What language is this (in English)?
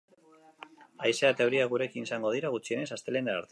Basque